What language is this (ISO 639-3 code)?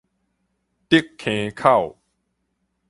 nan